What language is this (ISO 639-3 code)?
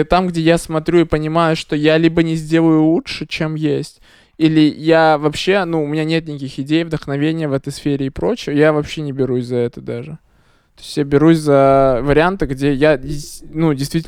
rus